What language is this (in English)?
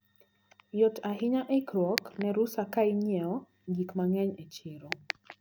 Luo (Kenya and Tanzania)